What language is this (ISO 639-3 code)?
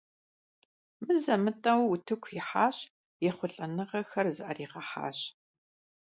kbd